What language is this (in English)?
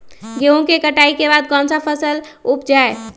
Magahi